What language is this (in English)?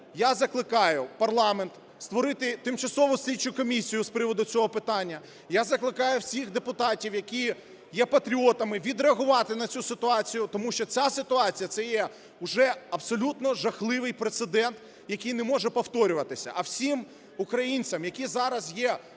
Ukrainian